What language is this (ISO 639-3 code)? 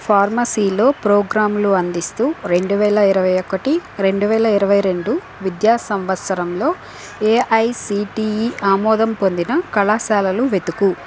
tel